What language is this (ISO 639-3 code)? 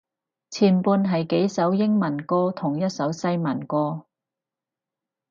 yue